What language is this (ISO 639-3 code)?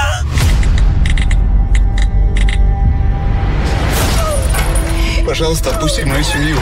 rus